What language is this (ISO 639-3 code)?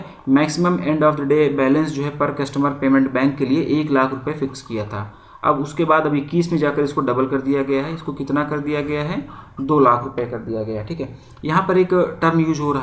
hin